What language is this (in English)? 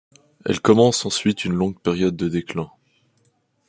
French